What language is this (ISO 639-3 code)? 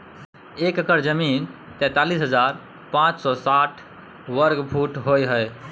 mai